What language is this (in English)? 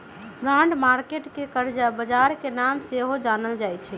Magahi